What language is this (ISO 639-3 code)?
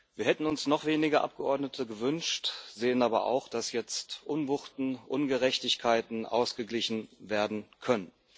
deu